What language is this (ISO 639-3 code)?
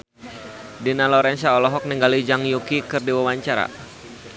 sun